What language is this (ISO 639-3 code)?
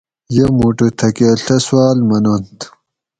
gwc